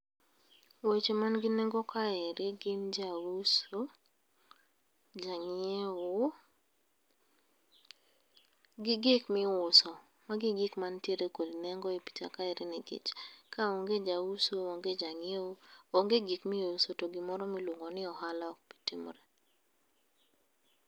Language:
Luo (Kenya and Tanzania)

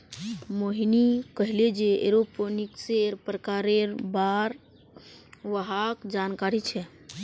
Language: Magahi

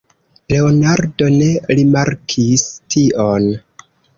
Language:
Esperanto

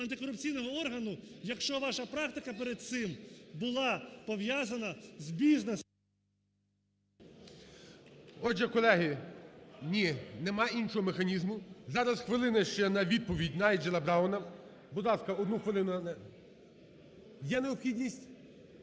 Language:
Ukrainian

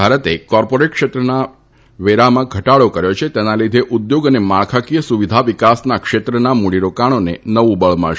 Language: Gujarati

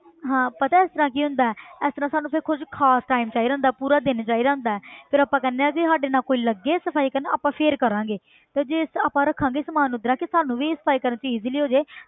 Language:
Punjabi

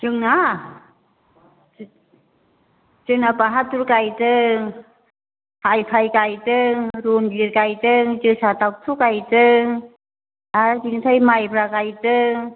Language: Bodo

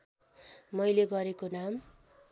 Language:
Nepali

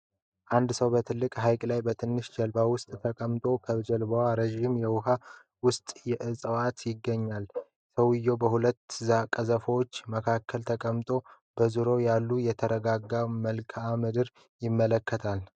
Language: Amharic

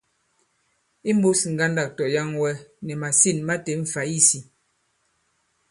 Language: Bankon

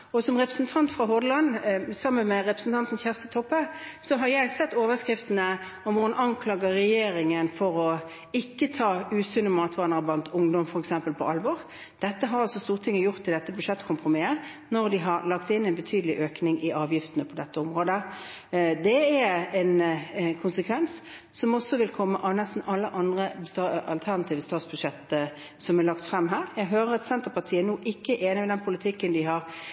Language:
Norwegian Bokmål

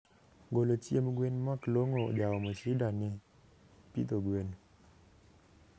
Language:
Luo (Kenya and Tanzania)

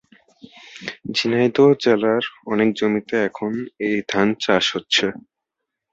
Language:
Bangla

